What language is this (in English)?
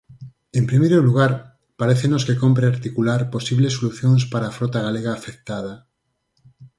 Galician